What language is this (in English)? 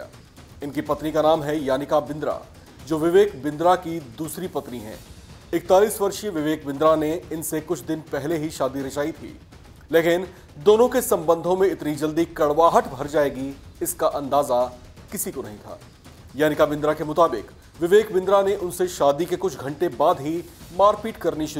Hindi